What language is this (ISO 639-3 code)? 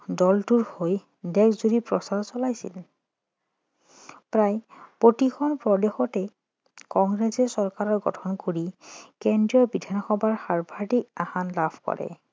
asm